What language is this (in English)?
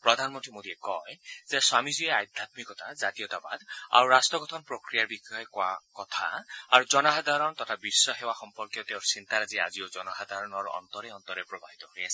Assamese